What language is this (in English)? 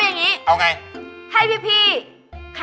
Thai